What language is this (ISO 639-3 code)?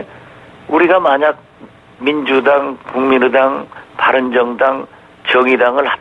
kor